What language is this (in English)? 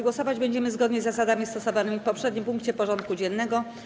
Polish